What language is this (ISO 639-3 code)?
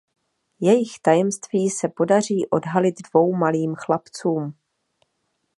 ces